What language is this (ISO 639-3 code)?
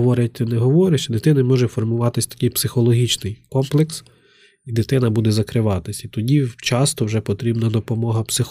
ukr